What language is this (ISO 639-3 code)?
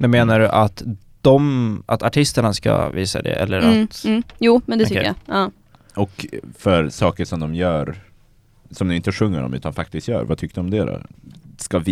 swe